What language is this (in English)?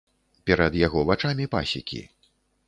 Belarusian